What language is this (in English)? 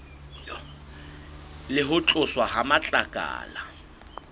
Southern Sotho